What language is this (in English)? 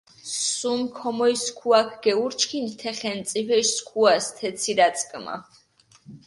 Mingrelian